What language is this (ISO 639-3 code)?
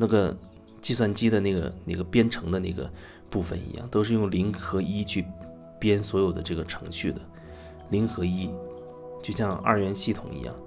zho